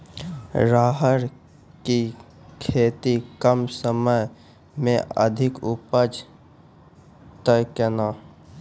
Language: Maithili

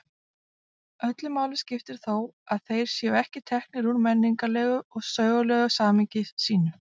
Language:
Icelandic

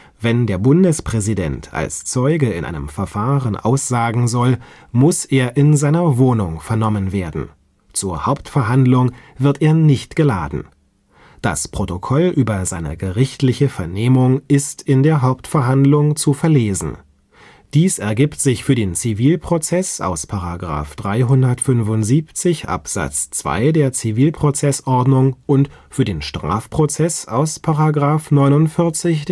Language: German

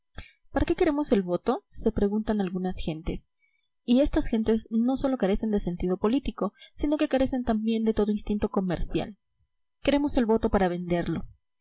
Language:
Spanish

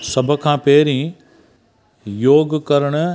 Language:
Sindhi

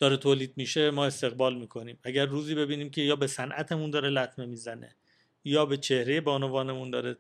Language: Persian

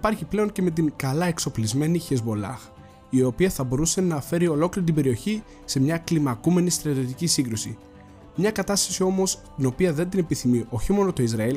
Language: Greek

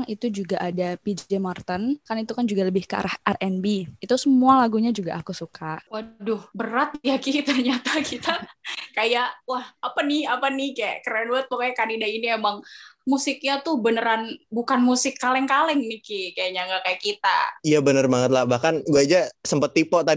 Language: Indonesian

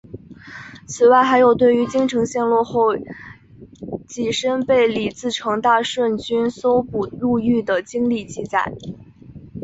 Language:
Chinese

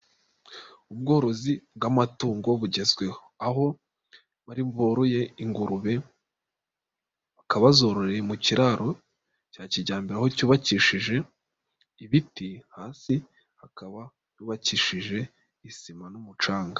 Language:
Kinyarwanda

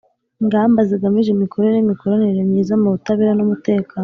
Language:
Kinyarwanda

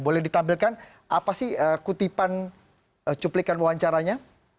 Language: Indonesian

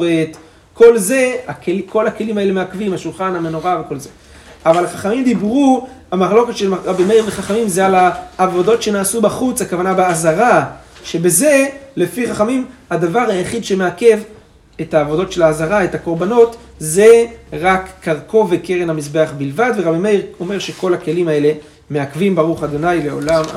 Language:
Hebrew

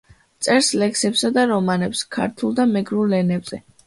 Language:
Georgian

